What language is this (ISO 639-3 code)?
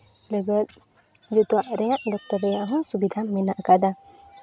sat